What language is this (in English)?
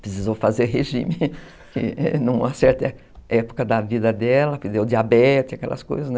Portuguese